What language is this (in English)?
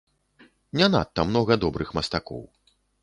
Belarusian